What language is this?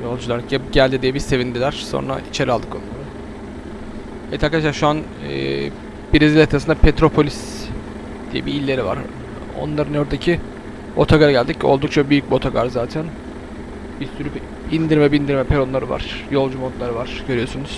Turkish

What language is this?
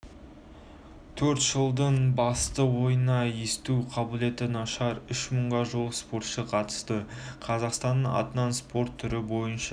Kazakh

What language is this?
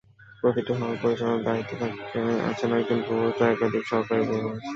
Bangla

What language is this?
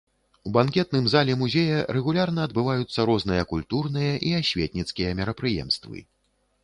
Belarusian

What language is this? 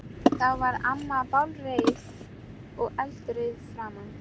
Icelandic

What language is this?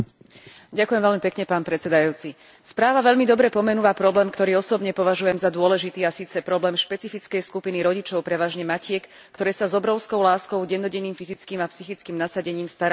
Slovak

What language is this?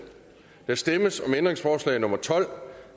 Danish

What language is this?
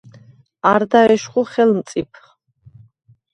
Svan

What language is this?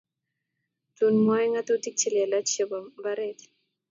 Kalenjin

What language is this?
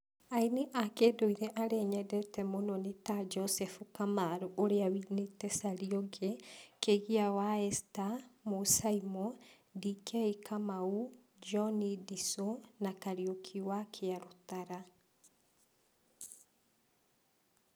Kikuyu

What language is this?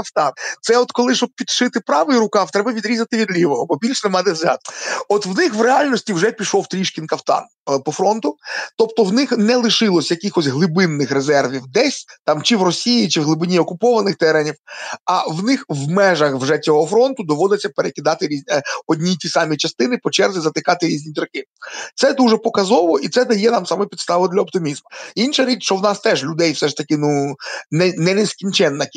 Ukrainian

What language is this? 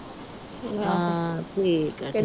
Punjabi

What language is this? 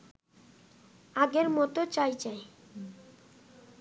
Bangla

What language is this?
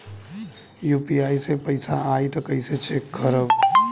Bhojpuri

